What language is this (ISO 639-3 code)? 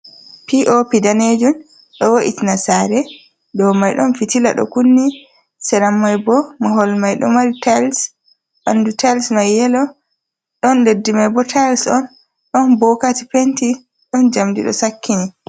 ful